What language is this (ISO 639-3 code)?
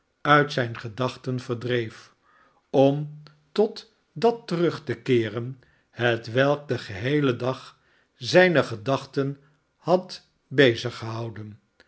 nld